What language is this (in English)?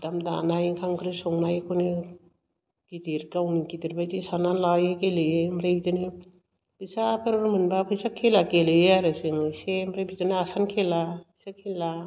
Bodo